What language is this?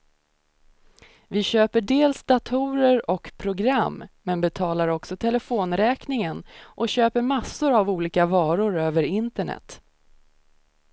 Swedish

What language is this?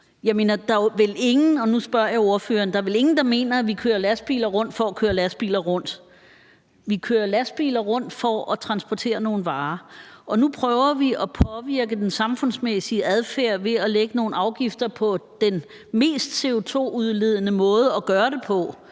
Danish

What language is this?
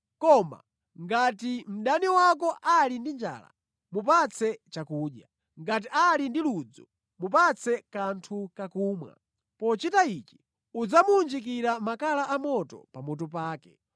Nyanja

